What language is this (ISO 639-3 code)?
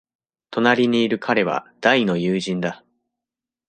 jpn